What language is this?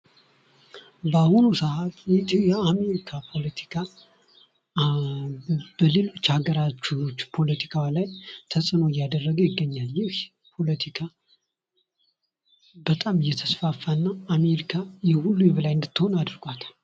Amharic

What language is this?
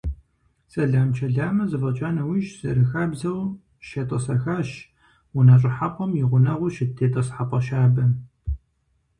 Kabardian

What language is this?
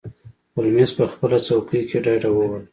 Pashto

